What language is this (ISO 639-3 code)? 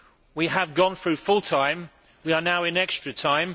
eng